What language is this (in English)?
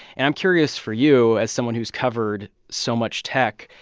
English